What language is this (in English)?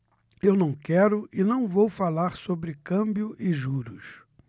Portuguese